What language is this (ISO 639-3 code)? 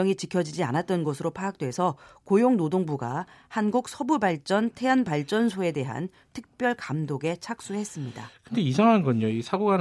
kor